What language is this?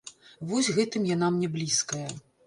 Belarusian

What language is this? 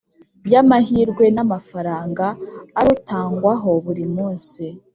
Kinyarwanda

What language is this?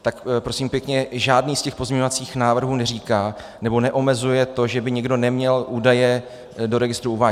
Czech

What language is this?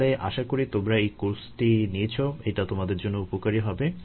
Bangla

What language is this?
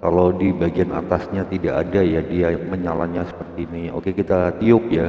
Indonesian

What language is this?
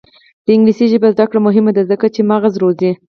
Pashto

